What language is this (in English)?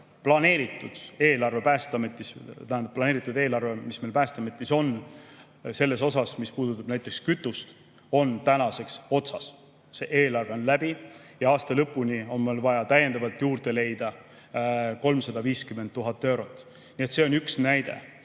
Estonian